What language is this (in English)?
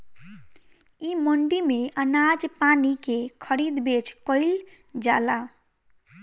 Bhojpuri